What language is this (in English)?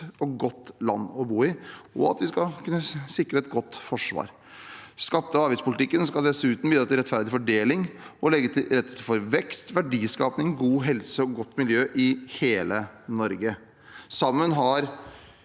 Norwegian